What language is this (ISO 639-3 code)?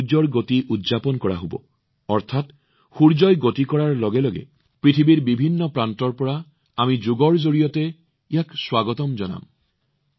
asm